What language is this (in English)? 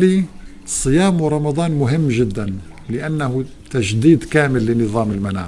Arabic